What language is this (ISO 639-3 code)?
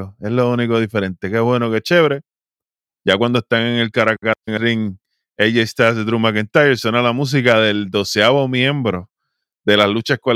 spa